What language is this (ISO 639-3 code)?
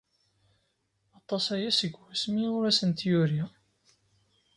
kab